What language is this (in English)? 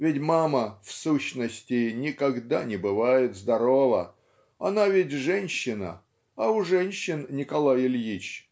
Russian